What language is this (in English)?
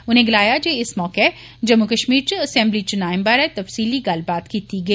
Dogri